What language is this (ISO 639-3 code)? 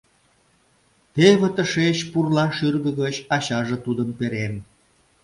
chm